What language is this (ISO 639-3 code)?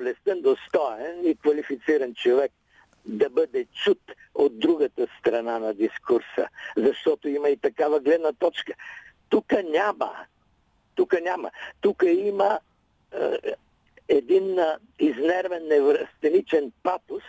bul